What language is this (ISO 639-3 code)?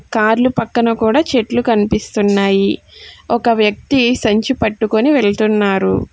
tel